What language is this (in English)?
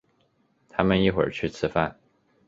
Chinese